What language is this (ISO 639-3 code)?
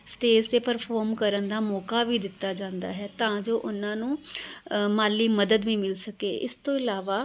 pan